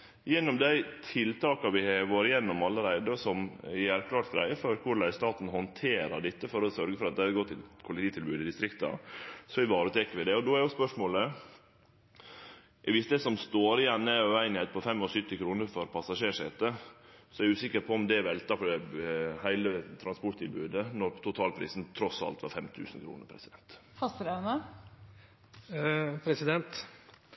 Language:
Norwegian Nynorsk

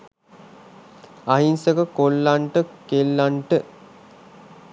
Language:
Sinhala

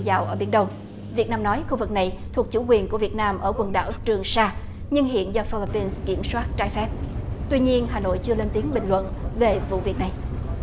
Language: Vietnamese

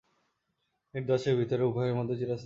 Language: Bangla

